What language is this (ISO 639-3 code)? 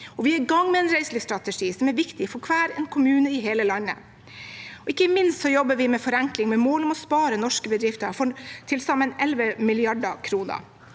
nor